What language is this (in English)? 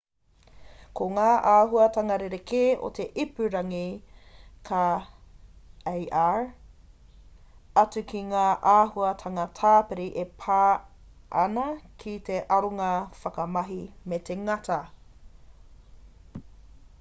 Māori